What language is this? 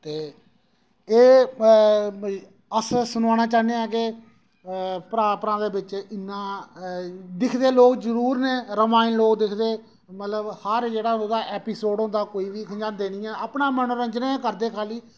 Dogri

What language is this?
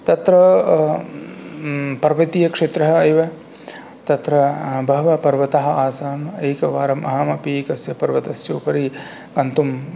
Sanskrit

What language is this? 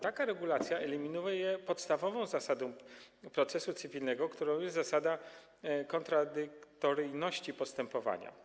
Polish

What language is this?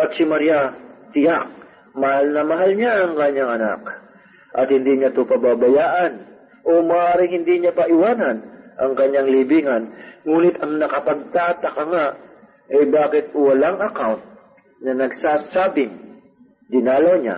Filipino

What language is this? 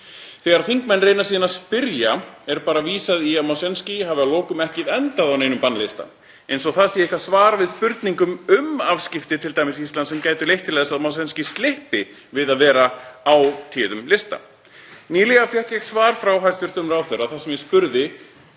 Icelandic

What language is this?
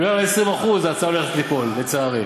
Hebrew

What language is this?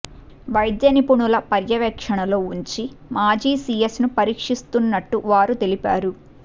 Telugu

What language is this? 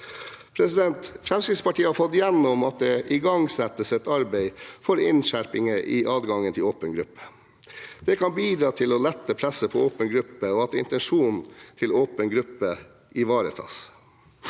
Norwegian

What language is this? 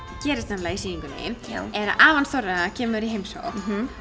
Icelandic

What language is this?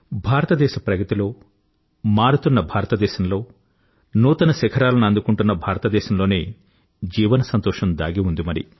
Telugu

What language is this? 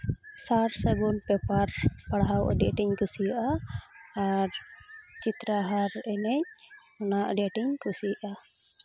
Santali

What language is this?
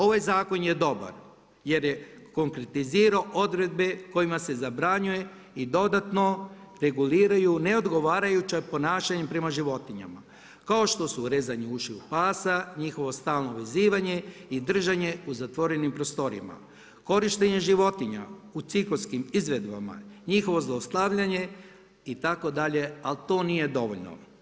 Croatian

